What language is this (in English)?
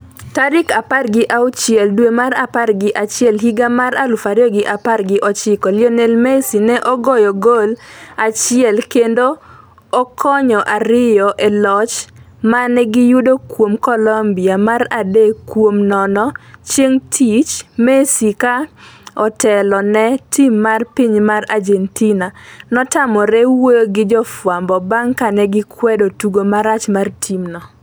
Luo (Kenya and Tanzania)